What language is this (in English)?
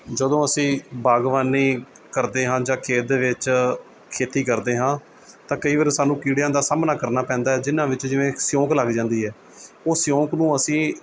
Punjabi